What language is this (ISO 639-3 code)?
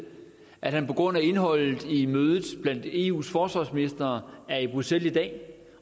dan